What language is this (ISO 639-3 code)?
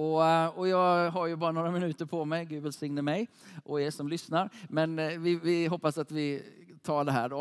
swe